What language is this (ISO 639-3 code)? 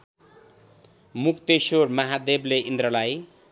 nep